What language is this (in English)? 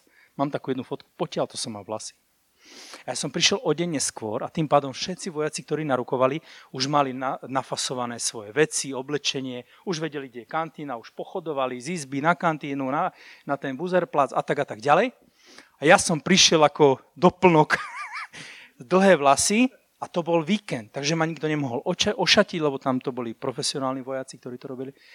Slovak